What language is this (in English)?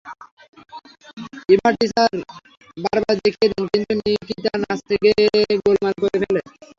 Bangla